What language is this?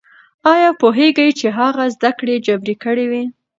Pashto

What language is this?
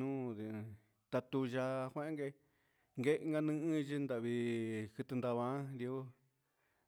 Huitepec Mixtec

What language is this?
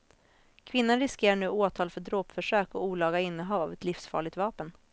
Swedish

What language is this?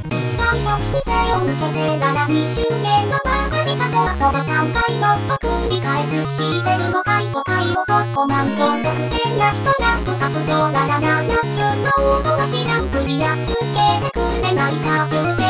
Japanese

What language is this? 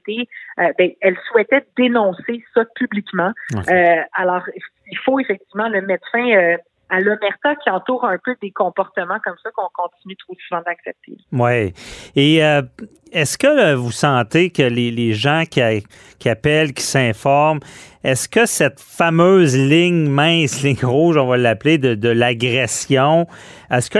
French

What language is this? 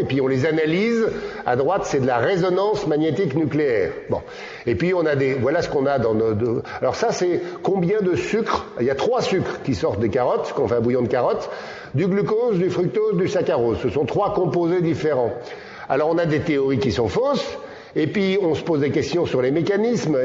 French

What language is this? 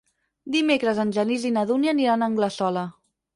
Catalan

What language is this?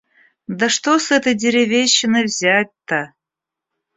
Russian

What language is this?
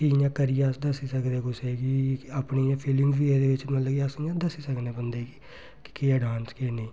Dogri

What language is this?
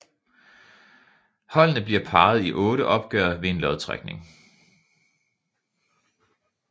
Danish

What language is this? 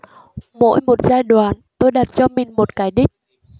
Vietnamese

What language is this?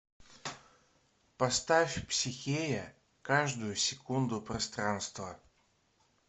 Russian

